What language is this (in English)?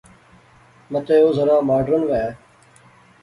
Pahari-Potwari